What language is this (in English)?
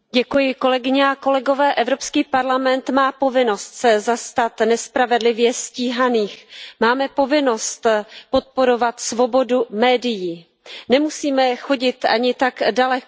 Czech